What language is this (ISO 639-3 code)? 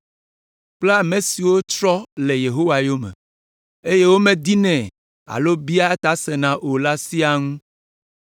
ewe